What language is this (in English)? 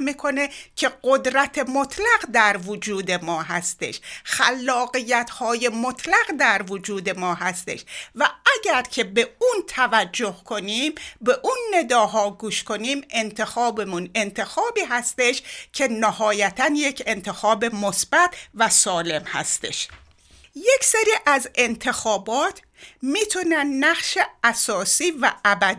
Persian